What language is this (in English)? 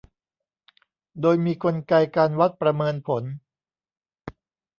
Thai